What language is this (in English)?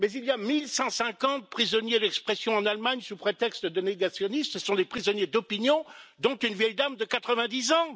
French